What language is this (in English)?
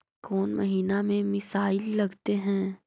Magahi